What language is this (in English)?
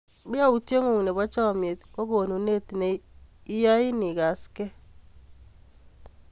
Kalenjin